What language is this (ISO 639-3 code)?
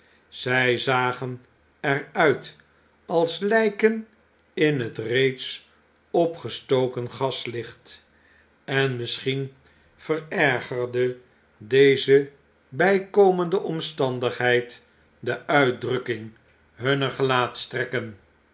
nld